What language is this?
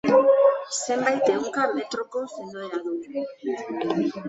Basque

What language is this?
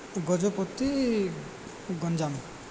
Odia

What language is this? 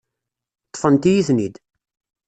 Kabyle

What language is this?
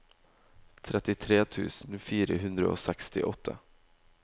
Norwegian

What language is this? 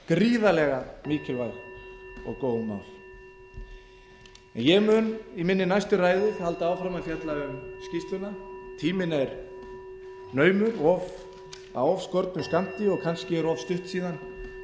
Icelandic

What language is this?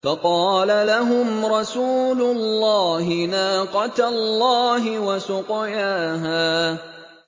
Arabic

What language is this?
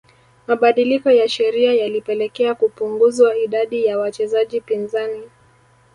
Swahili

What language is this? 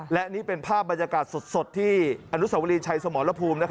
Thai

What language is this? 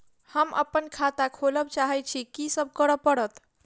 Maithili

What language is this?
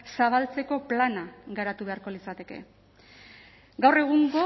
Basque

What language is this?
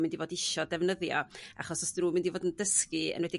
Welsh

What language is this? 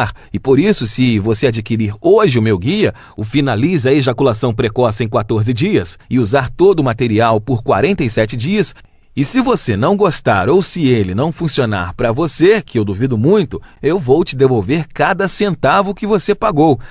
Portuguese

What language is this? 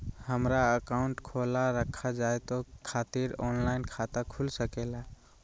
Magahi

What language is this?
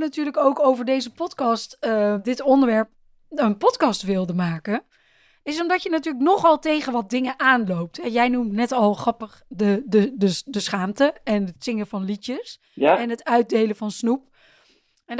Dutch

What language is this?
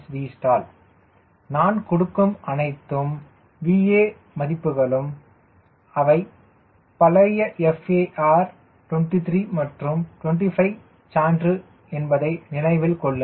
Tamil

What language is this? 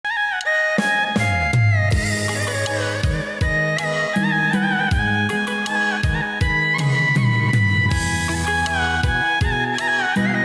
Vietnamese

